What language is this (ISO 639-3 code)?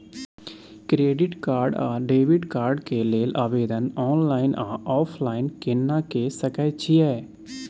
mai